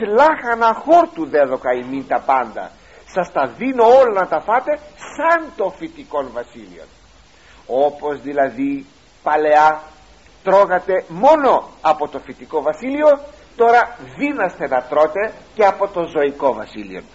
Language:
Greek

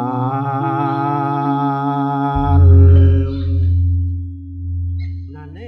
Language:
Indonesian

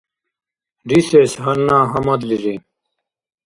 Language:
Dargwa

